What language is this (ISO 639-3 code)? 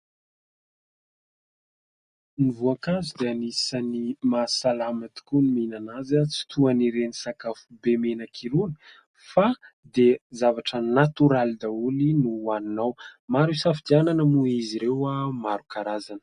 mlg